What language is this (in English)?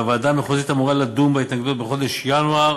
Hebrew